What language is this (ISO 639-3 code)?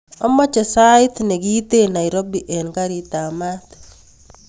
kln